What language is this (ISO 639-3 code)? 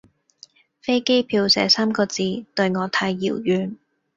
yue